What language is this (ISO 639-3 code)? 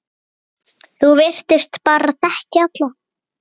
isl